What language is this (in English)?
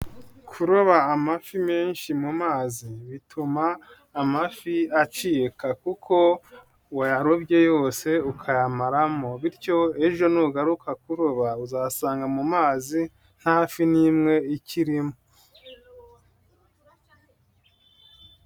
Kinyarwanda